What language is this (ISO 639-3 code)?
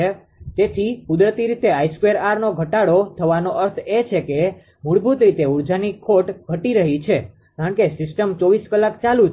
guj